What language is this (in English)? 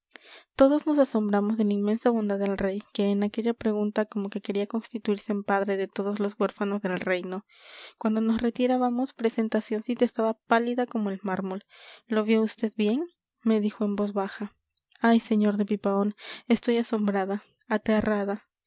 Spanish